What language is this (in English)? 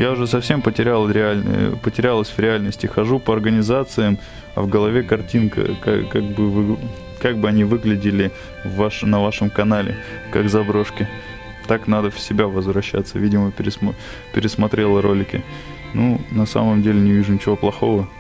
Russian